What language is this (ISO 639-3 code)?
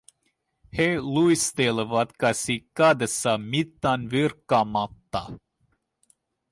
fin